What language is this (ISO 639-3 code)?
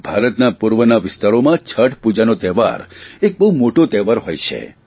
guj